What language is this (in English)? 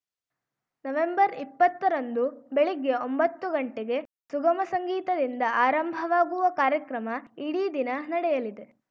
Kannada